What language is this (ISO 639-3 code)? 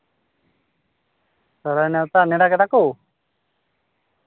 sat